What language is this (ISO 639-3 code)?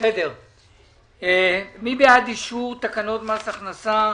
heb